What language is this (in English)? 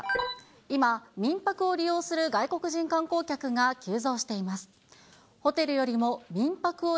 Japanese